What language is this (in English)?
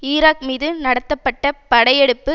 Tamil